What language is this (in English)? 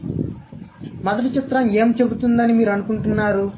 Telugu